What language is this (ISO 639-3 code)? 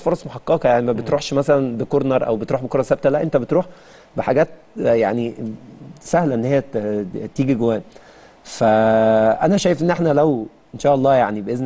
ara